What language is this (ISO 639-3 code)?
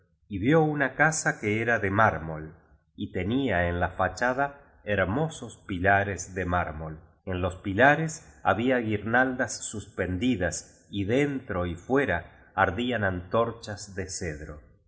spa